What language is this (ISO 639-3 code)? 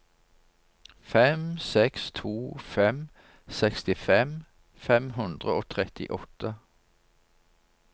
nor